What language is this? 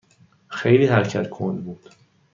Persian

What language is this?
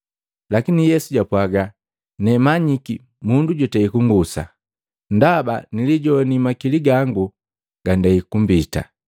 Matengo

